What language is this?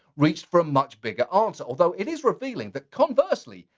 English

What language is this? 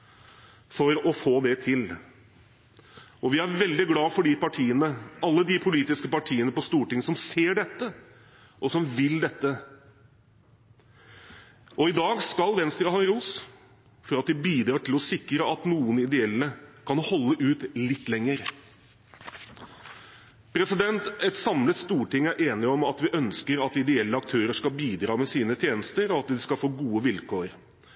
Norwegian Bokmål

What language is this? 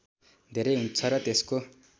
Nepali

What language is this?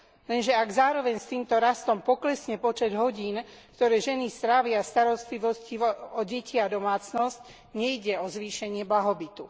Slovak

